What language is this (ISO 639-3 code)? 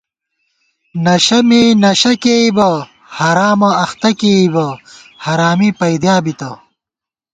gwt